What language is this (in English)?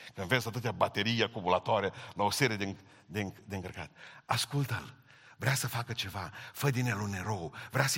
Romanian